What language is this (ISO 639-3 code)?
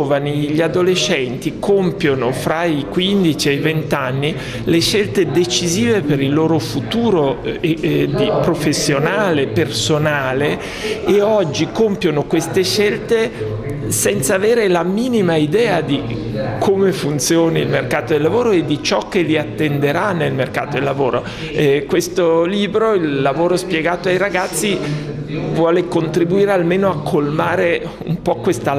ita